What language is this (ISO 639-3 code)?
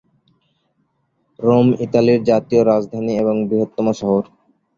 ben